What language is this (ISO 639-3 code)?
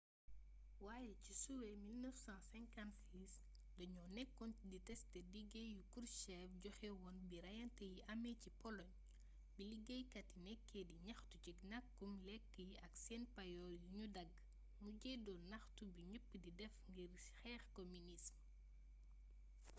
wol